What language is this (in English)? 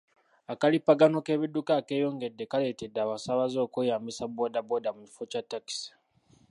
Ganda